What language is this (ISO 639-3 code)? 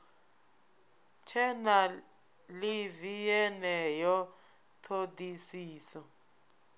ven